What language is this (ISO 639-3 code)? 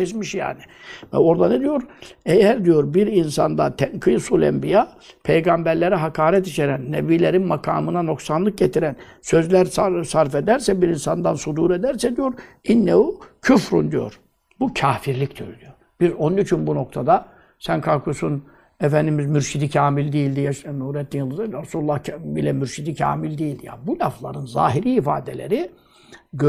tur